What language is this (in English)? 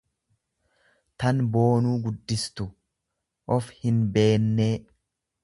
Oromo